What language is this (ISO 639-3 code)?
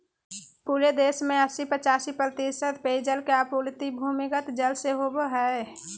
mag